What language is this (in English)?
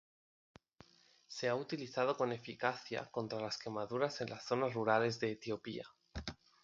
Spanish